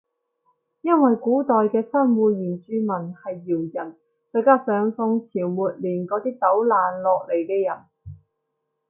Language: Cantonese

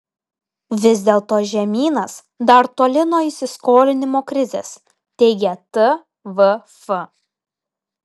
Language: Lithuanian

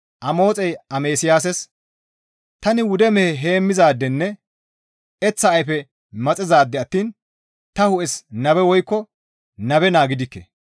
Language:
Gamo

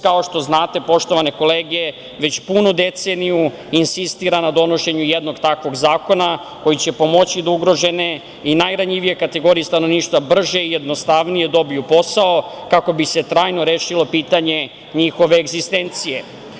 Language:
Serbian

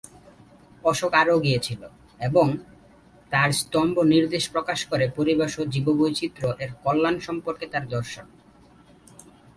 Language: Bangla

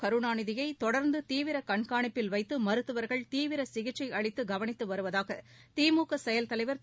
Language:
Tamil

